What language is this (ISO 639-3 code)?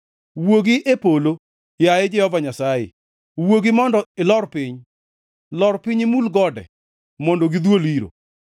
luo